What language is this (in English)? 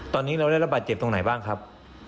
Thai